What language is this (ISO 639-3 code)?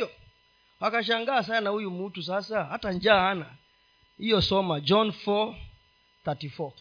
swa